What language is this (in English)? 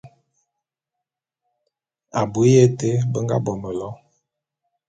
Bulu